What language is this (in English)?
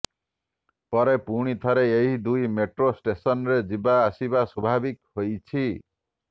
Odia